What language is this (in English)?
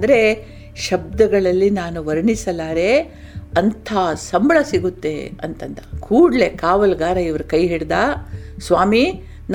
Kannada